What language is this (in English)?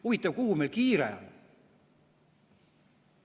Estonian